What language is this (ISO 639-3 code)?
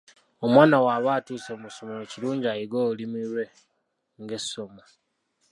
lug